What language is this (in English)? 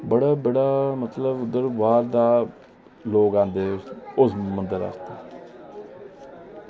Dogri